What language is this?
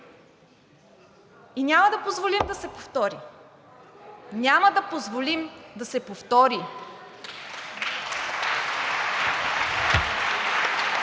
Bulgarian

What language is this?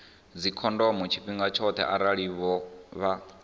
Venda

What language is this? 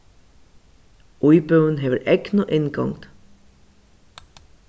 Faroese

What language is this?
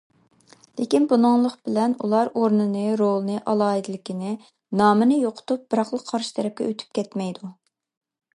Uyghur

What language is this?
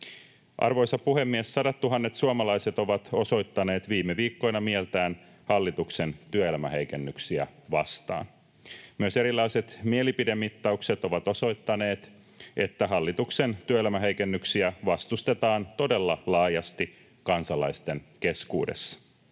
Finnish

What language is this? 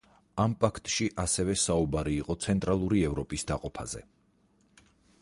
Georgian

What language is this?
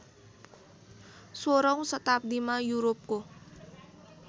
Nepali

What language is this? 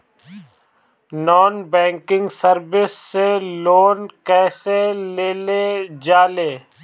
Bhojpuri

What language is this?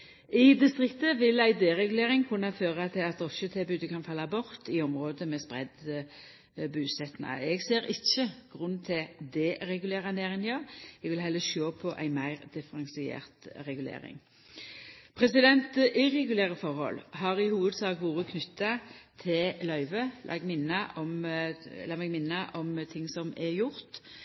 Norwegian Nynorsk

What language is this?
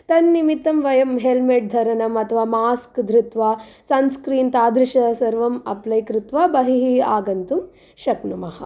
Sanskrit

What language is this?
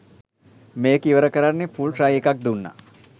Sinhala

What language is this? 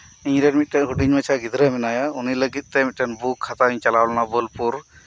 Santali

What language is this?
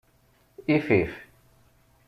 Kabyle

